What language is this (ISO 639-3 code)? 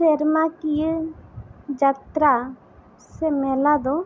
sat